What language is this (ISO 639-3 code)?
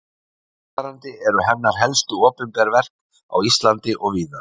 isl